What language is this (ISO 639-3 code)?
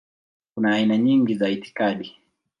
swa